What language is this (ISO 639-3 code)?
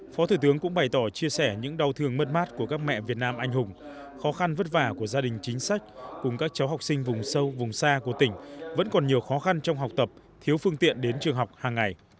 vie